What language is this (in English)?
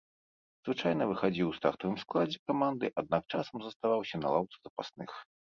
Belarusian